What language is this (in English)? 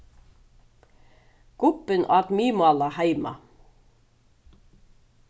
Faroese